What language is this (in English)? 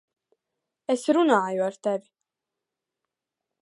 Latvian